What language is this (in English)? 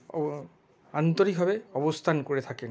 Bangla